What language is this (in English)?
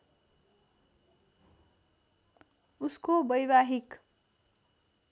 Nepali